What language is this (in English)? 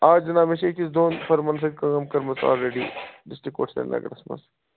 Kashmiri